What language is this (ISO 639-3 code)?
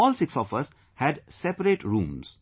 eng